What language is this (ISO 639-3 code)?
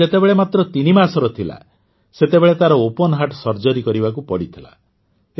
ori